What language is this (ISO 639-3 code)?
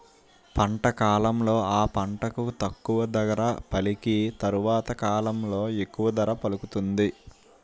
tel